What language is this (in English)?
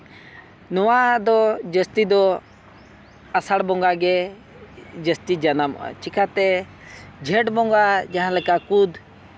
Santali